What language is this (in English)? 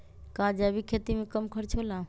Magahi